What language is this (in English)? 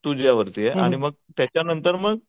Marathi